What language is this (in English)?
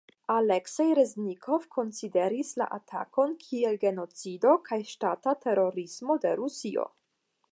Esperanto